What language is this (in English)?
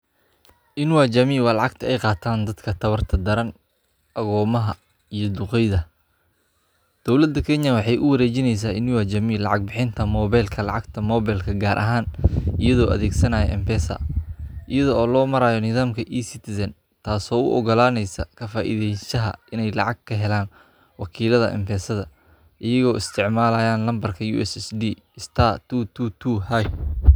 Somali